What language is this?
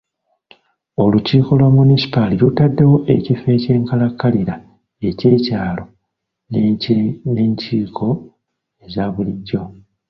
Ganda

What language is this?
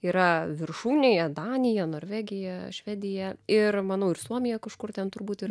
Lithuanian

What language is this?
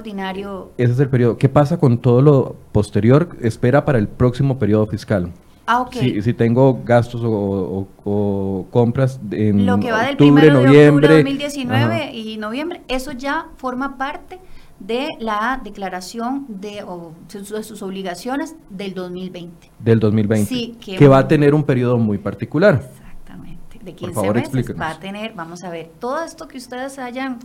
Spanish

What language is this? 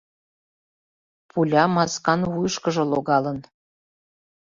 Mari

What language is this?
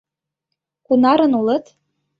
Mari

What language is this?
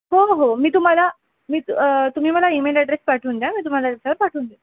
Marathi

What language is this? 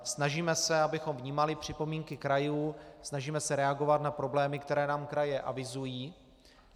Czech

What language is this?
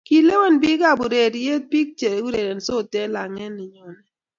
Kalenjin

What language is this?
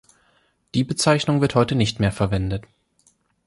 German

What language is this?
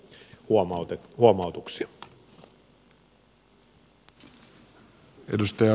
Finnish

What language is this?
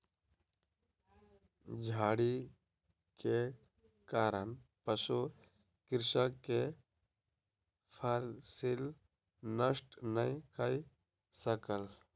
Maithili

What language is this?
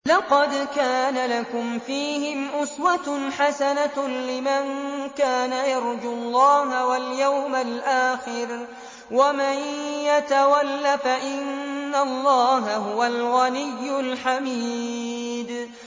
Arabic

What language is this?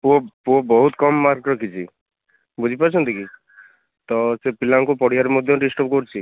Odia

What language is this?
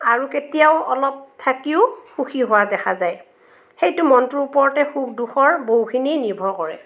Assamese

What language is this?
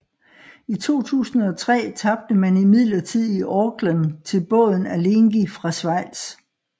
Danish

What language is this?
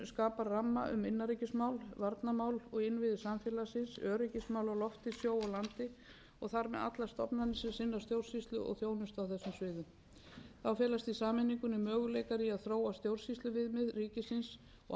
Icelandic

